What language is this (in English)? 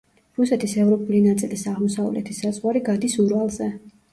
Georgian